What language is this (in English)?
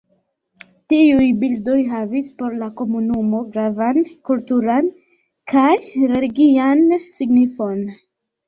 Esperanto